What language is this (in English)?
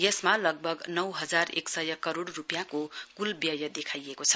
Nepali